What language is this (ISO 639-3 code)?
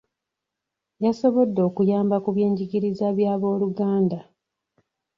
lug